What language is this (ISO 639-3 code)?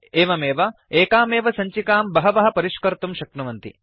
san